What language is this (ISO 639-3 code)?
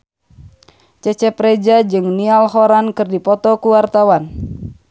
sun